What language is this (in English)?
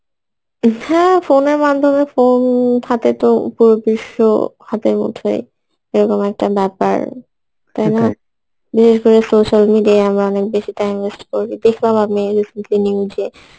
Bangla